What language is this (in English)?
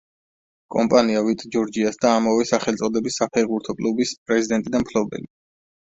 Georgian